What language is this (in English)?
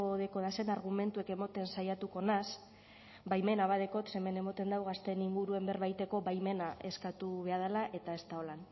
Basque